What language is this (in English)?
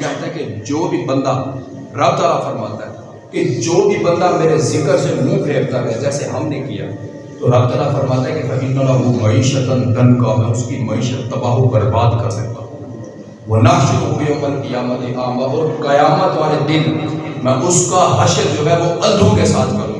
Urdu